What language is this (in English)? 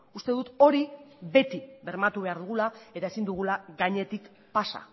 Basque